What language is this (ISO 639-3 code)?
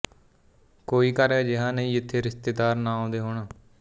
pan